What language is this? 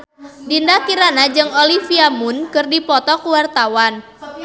Sundanese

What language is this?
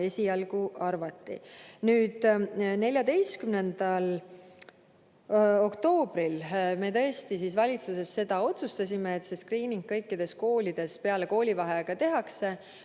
Estonian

